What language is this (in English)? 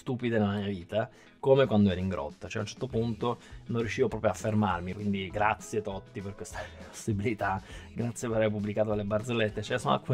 Italian